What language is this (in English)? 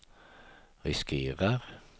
Swedish